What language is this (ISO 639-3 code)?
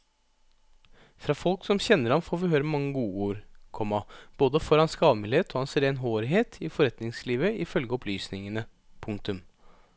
nor